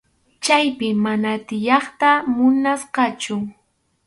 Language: Arequipa-La Unión Quechua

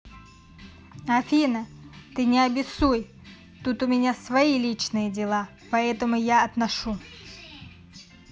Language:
Russian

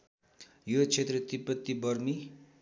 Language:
Nepali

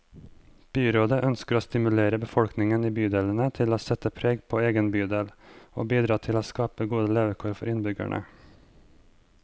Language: Norwegian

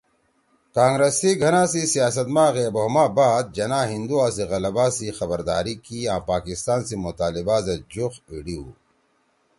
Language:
Torwali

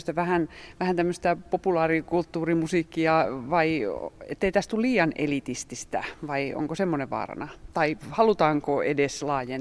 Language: Finnish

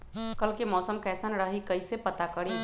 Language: Magahi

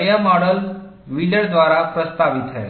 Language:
Hindi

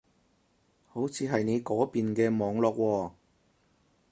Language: Cantonese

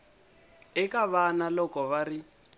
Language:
Tsonga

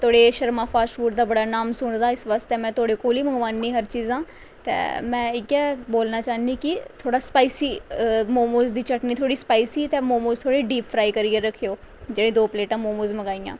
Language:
Dogri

